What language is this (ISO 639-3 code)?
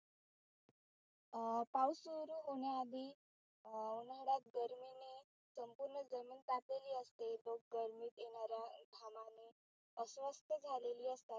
mar